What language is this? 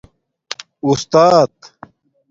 Domaaki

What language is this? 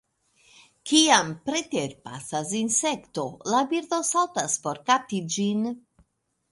Esperanto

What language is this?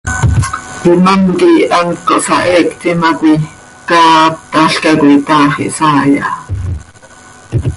Seri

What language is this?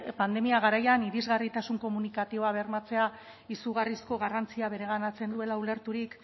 Basque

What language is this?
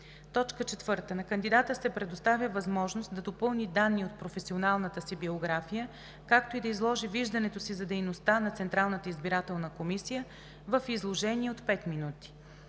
Bulgarian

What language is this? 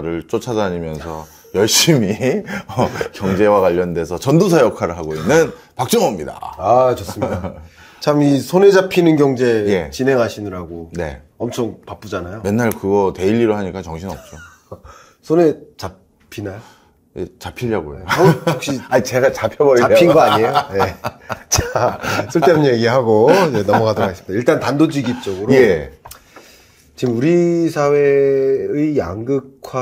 Korean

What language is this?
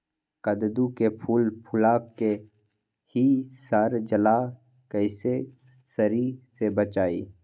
Magahi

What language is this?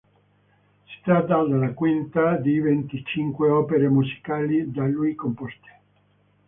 Italian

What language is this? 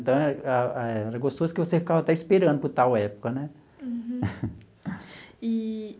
Portuguese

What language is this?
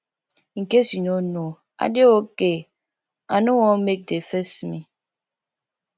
Nigerian Pidgin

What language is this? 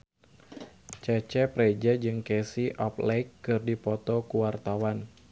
Sundanese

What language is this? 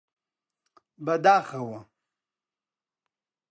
Central Kurdish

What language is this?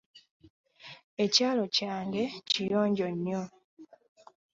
Ganda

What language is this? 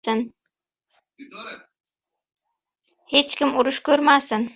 Uzbek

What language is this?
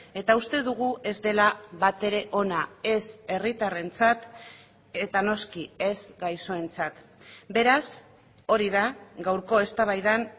Basque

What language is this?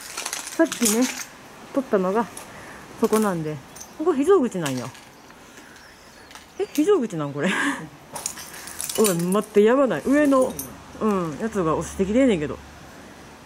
Japanese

